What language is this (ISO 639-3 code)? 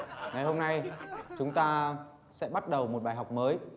vie